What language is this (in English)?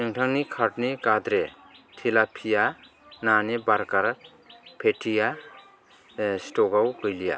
Bodo